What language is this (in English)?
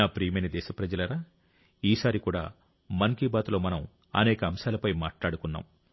Telugu